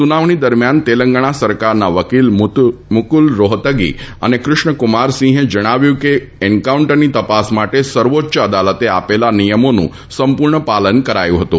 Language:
Gujarati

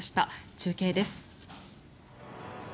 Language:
Japanese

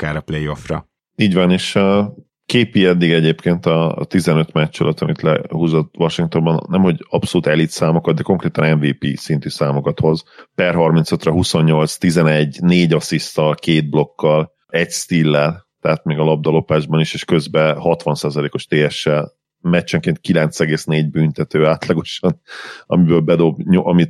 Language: Hungarian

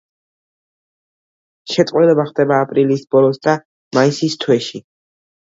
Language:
Georgian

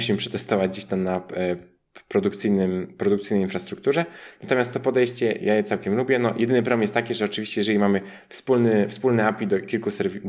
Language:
Polish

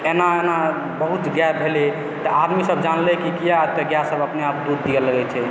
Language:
Maithili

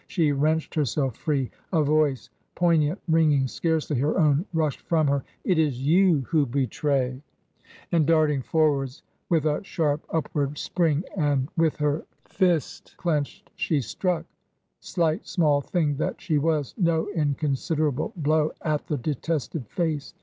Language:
English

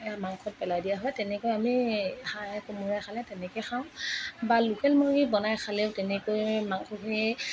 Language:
Assamese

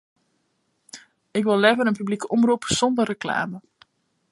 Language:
Western Frisian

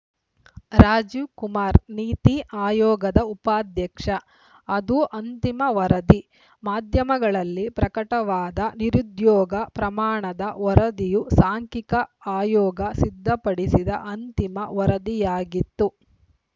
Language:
Kannada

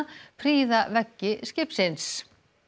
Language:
Icelandic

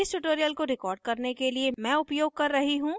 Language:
Hindi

